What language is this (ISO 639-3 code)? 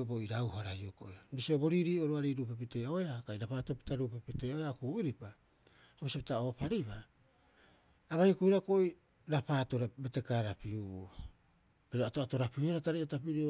kyx